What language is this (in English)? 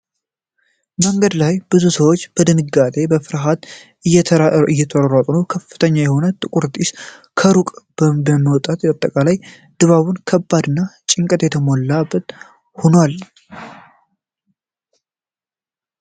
Amharic